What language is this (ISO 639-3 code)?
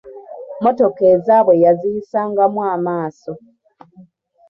lug